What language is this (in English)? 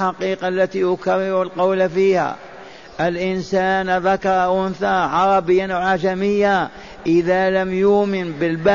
Arabic